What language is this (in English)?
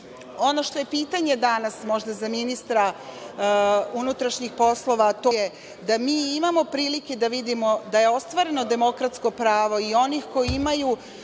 Serbian